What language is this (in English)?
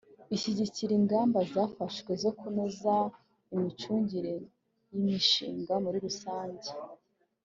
Kinyarwanda